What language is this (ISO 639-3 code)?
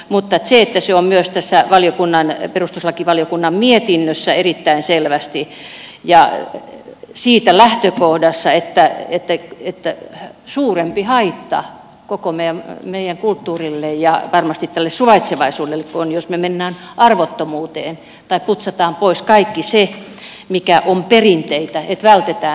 fin